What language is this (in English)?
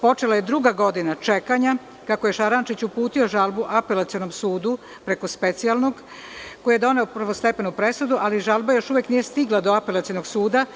Serbian